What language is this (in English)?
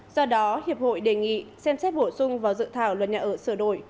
Vietnamese